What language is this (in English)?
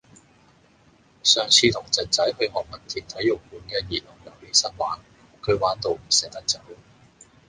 Cantonese